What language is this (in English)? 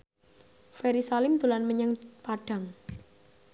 Javanese